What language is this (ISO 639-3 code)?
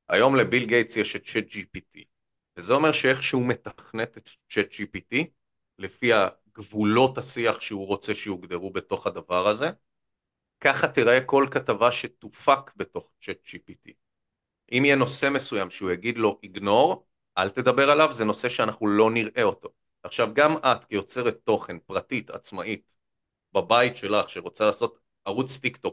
heb